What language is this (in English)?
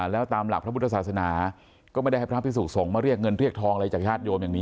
Thai